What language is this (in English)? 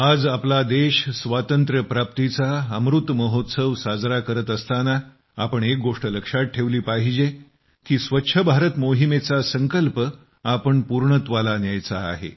Marathi